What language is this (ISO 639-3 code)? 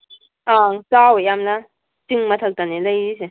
mni